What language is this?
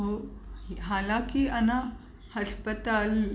Sindhi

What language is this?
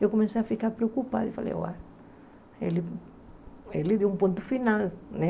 Portuguese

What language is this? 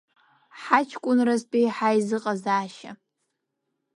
Abkhazian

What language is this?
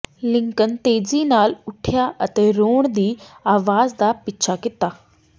Punjabi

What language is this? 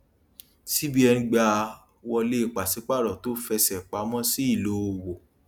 Yoruba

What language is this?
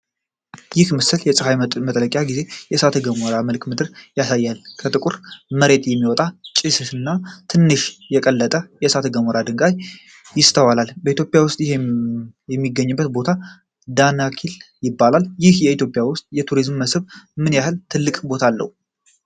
Amharic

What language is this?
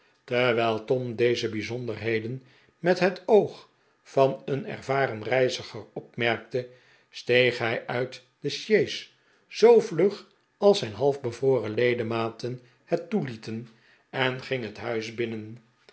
Dutch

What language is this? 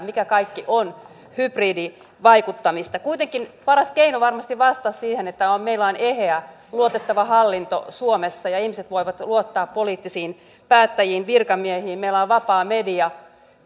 Finnish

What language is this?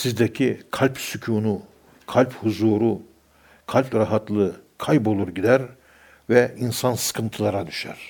Turkish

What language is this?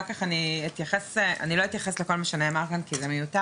Hebrew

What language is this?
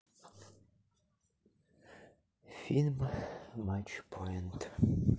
Russian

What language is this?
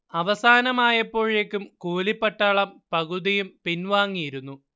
Malayalam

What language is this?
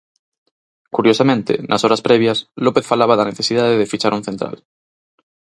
Galician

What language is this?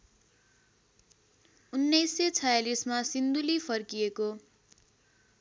Nepali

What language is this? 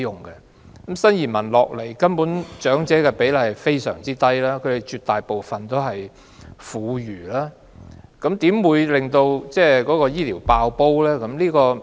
Cantonese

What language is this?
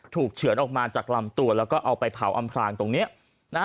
Thai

